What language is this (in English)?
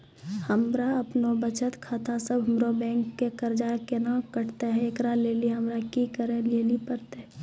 Maithili